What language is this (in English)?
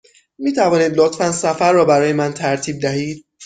Persian